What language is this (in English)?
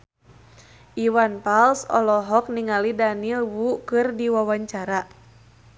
Sundanese